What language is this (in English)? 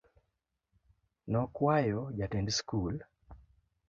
Luo (Kenya and Tanzania)